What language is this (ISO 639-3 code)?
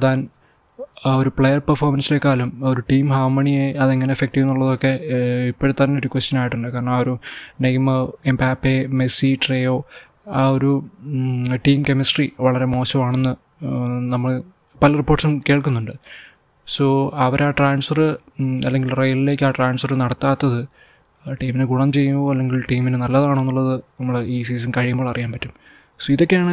mal